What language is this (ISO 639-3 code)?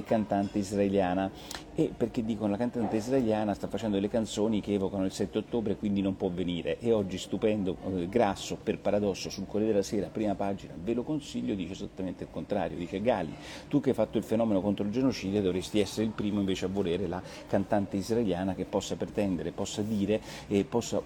ita